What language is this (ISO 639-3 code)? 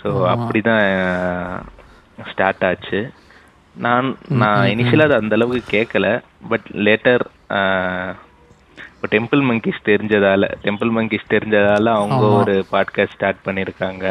tam